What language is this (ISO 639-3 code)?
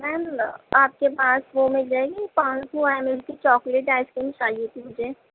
urd